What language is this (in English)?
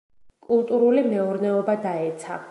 Georgian